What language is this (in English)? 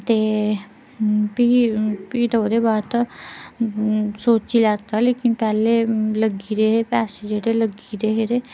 Dogri